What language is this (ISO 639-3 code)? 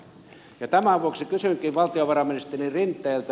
fin